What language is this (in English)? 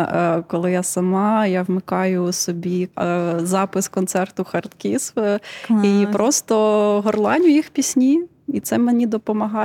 Ukrainian